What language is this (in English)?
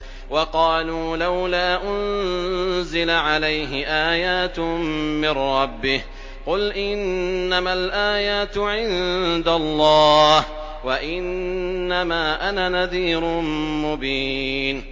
Arabic